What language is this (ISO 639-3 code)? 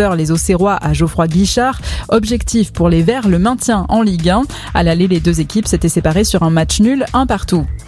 fra